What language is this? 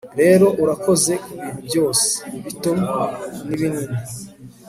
Kinyarwanda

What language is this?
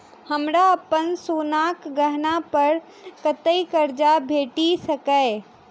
Maithili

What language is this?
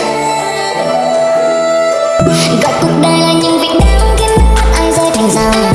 Vietnamese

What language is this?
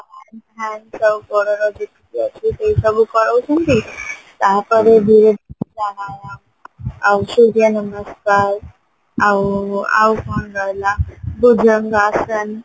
Odia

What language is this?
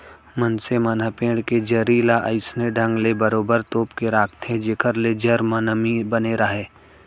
Chhattisgarhi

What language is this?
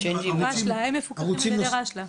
Hebrew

